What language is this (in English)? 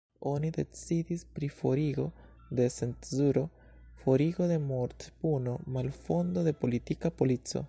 Esperanto